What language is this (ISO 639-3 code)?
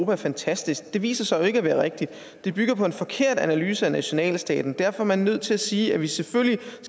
dan